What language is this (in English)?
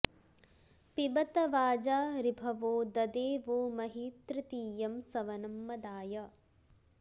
Sanskrit